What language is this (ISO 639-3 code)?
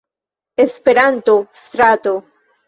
epo